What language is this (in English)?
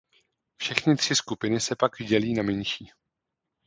Czech